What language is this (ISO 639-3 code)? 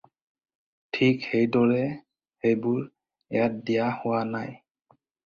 asm